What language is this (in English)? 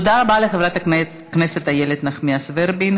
Hebrew